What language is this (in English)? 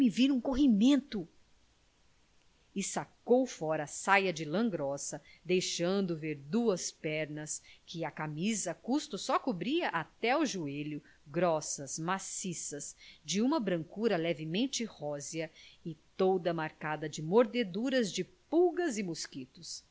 Portuguese